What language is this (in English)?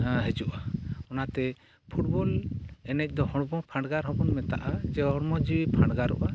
Santali